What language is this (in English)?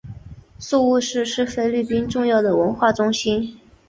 Chinese